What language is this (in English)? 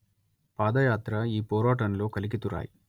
Telugu